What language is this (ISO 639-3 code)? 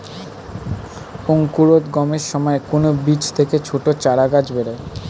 ben